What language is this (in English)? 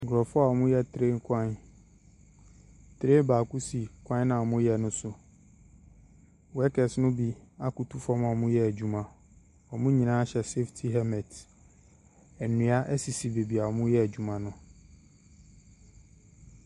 Akan